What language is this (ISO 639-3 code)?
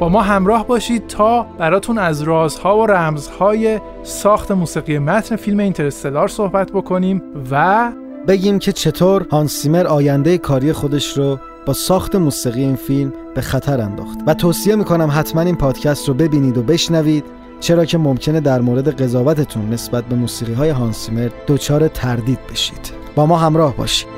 fas